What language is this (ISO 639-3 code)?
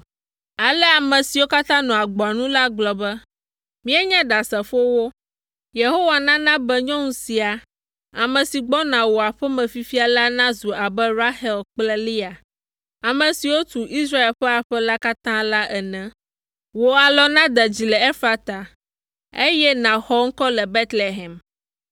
ewe